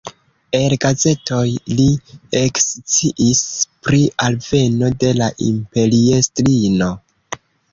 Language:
Esperanto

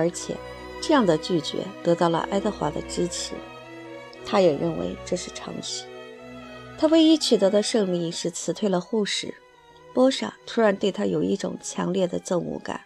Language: Chinese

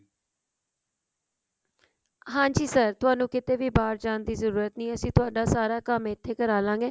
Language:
Punjabi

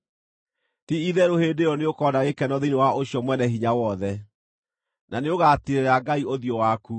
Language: Kikuyu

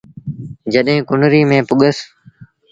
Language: Sindhi Bhil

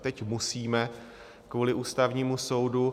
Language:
Czech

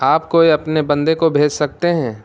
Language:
Urdu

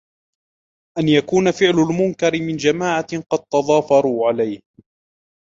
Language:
Arabic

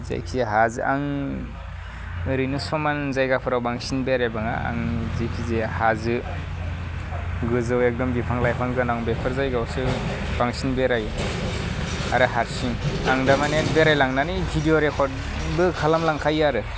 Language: Bodo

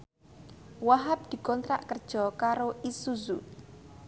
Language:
Javanese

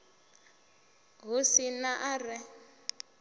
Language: Venda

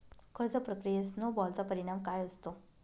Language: Marathi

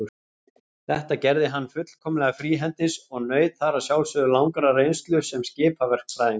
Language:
Icelandic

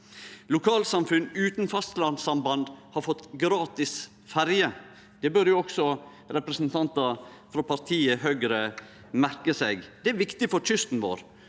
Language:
Norwegian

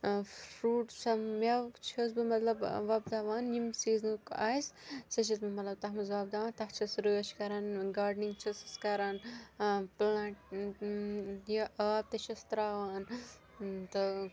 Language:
Kashmiri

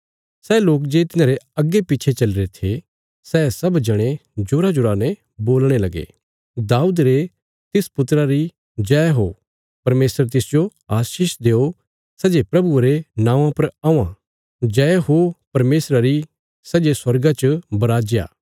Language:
Bilaspuri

